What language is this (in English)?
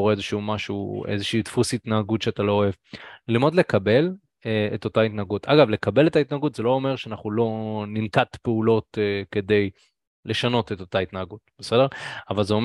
Hebrew